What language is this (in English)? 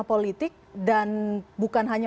Indonesian